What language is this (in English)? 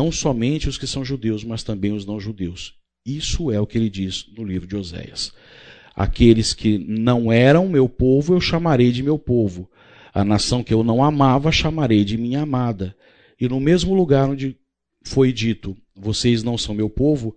Portuguese